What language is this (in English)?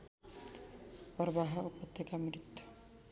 Nepali